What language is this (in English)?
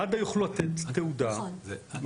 Hebrew